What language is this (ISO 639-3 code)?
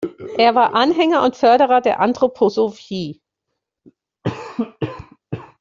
deu